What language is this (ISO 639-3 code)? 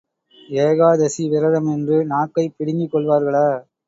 tam